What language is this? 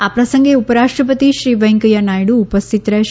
Gujarati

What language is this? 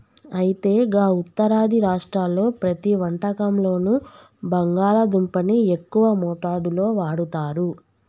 Telugu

